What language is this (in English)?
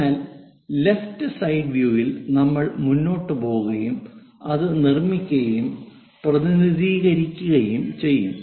Malayalam